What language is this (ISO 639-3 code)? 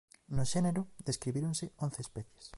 glg